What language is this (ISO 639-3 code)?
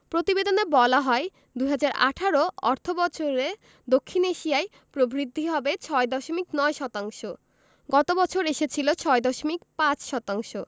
ben